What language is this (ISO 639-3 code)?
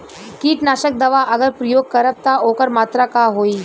bho